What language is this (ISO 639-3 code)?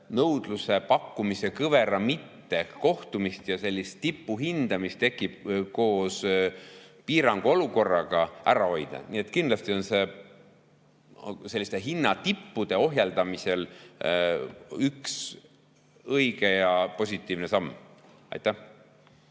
est